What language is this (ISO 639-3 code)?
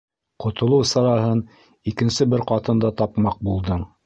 bak